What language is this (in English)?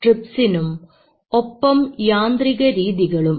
Malayalam